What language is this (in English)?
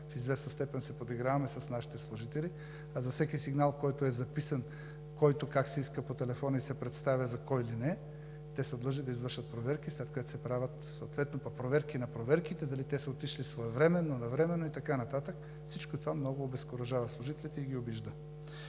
Bulgarian